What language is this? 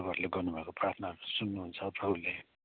Nepali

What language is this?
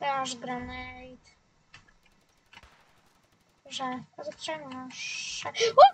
Polish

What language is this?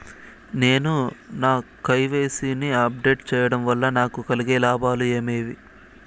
Telugu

